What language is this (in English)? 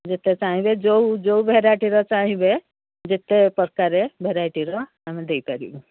Odia